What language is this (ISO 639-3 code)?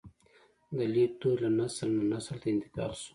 pus